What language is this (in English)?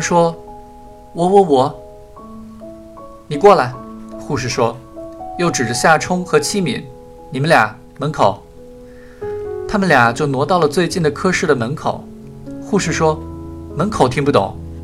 Chinese